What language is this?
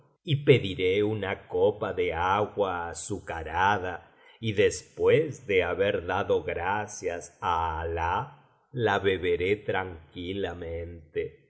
Spanish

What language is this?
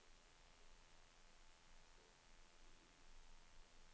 Norwegian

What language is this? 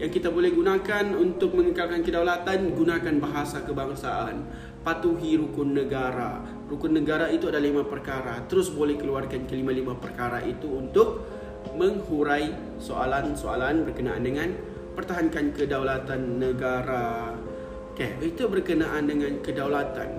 Malay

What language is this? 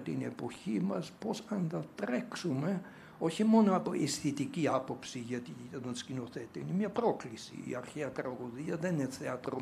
Greek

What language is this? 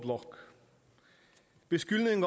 Danish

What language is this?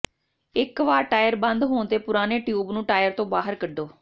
Punjabi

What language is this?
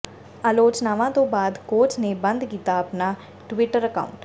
Punjabi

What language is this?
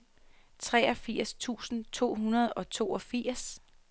Danish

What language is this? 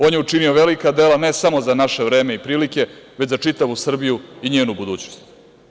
Serbian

